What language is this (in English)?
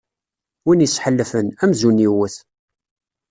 Kabyle